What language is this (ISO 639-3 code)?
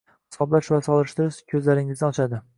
uzb